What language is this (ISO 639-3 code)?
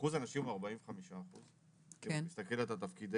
heb